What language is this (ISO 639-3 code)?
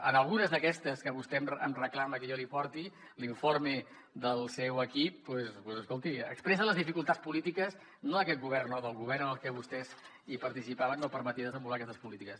cat